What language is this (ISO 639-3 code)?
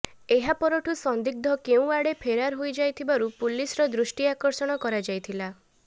ori